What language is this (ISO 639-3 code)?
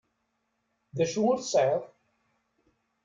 kab